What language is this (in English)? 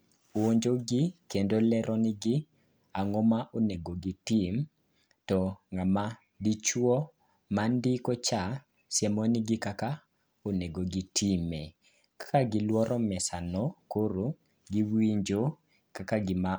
Luo (Kenya and Tanzania)